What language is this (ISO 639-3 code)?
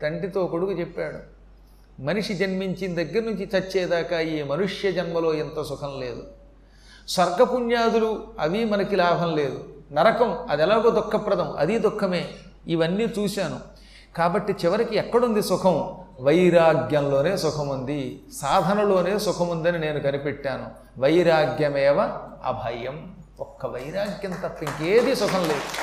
tel